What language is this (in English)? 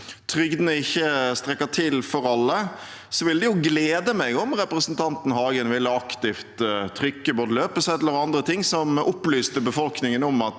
Norwegian